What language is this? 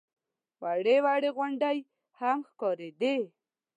Pashto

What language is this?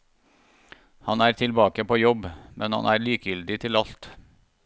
Norwegian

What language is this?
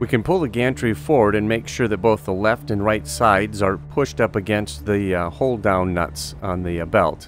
English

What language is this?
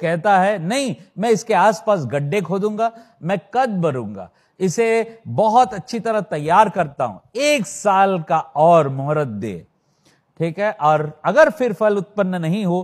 Hindi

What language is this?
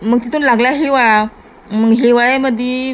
Marathi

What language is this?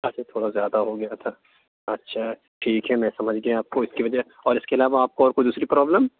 Urdu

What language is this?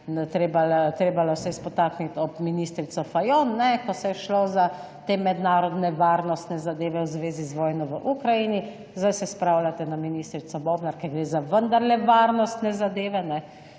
Slovenian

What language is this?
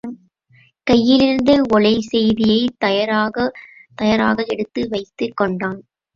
Tamil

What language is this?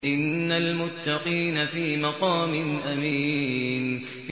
Arabic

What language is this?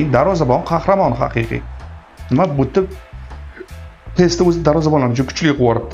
Turkish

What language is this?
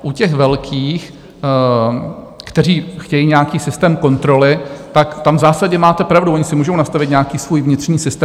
Czech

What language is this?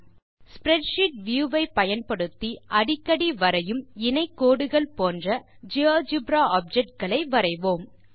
Tamil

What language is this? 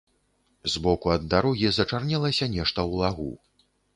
Belarusian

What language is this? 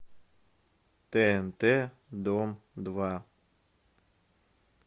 Russian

